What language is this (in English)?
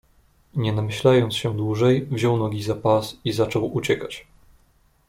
Polish